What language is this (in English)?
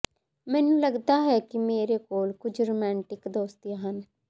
Punjabi